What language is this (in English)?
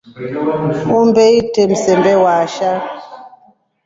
Rombo